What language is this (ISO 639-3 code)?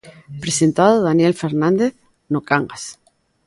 glg